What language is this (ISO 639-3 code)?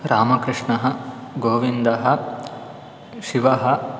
san